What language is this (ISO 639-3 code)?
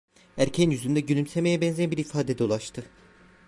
tur